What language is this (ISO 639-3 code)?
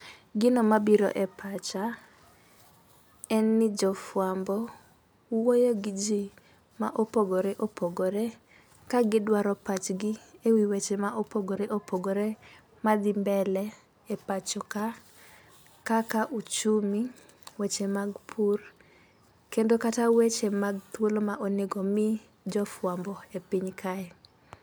luo